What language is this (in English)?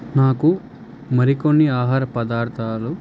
Telugu